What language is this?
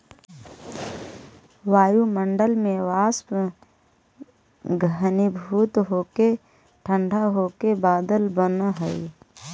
Magahi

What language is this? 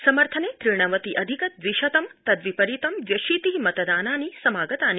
Sanskrit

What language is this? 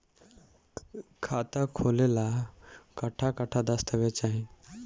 Bhojpuri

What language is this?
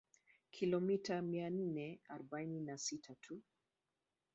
Swahili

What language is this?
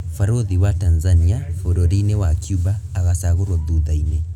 Kikuyu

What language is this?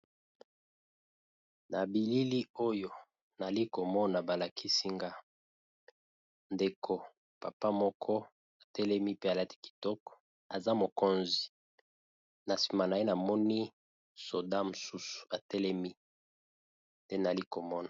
Lingala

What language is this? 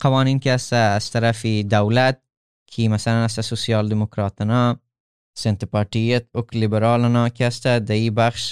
Persian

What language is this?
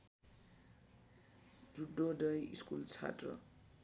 Nepali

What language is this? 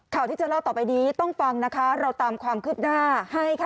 Thai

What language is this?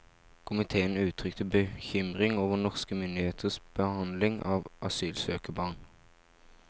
Norwegian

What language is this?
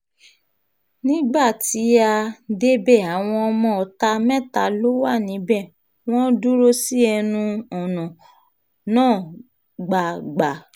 Yoruba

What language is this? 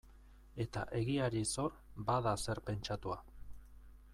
Basque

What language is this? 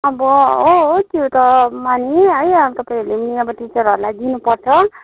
Nepali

